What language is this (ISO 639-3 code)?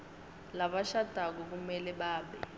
ssw